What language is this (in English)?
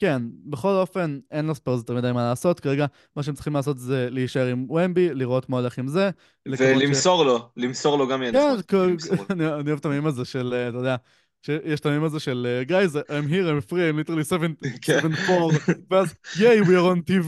Hebrew